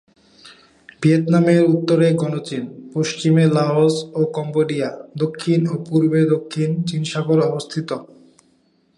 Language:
Bangla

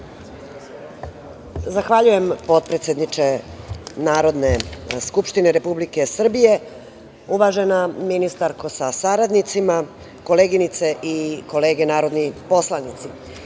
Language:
Serbian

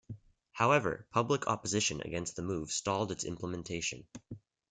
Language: English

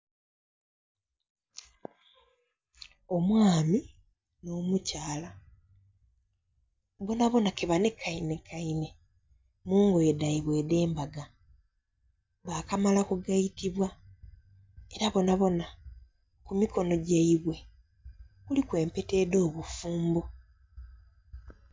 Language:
Soga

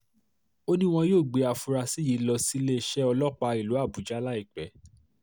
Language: Yoruba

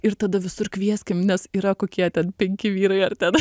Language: Lithuanian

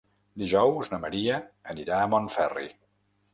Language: Catalan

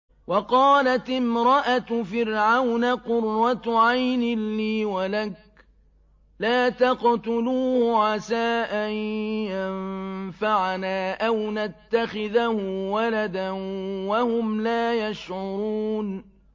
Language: Arabic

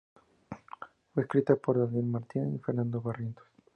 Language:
Spanish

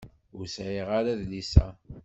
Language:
Kabyle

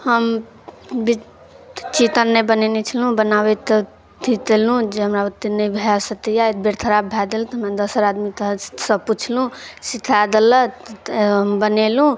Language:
Maithili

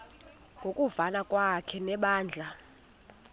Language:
Xhosa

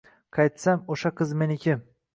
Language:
Uzbek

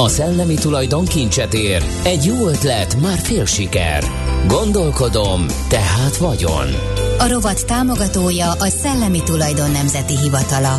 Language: Hungarian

